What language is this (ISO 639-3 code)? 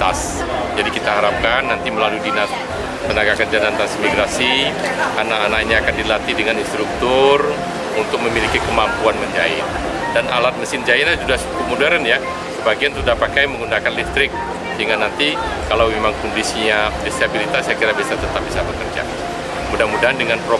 ind